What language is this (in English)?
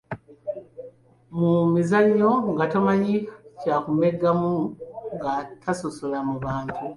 Ganda